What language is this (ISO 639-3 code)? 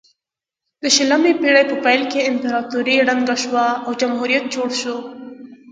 pus